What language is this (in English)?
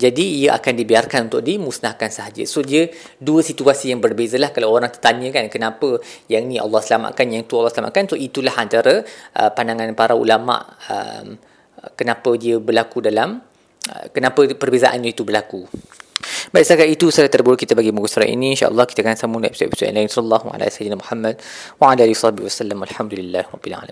Malay